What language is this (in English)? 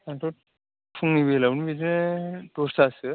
Bodo